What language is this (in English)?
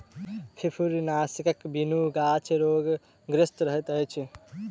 Maithili